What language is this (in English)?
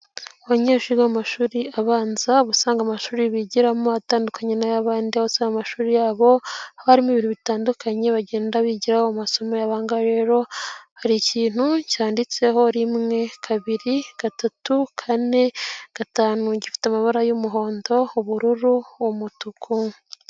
Kinyarwanda